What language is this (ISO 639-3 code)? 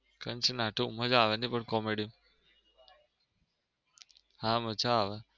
guj